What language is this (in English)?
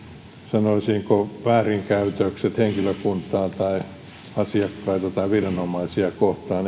Finnish